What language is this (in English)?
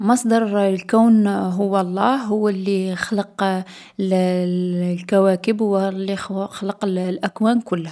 Algerian Arabic